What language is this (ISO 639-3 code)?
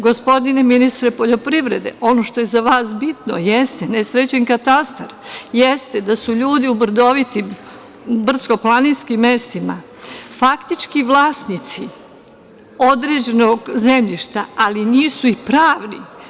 srp